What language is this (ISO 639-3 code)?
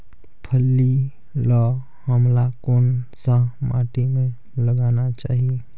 hne